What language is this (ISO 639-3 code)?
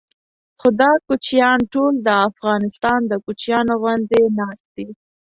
pus